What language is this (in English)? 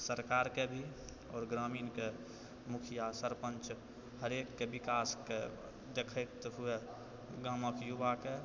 Maithili